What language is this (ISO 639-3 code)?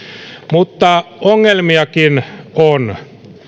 fin